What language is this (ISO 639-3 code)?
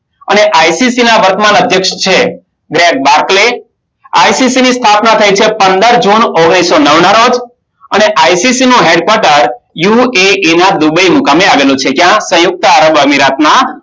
guj